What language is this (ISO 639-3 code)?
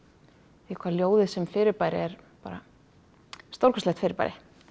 isl